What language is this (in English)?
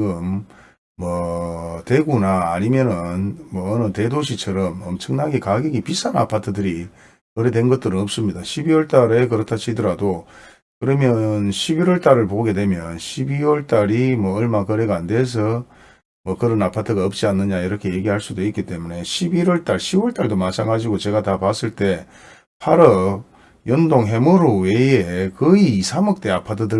Korean